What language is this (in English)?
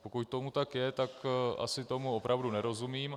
Czech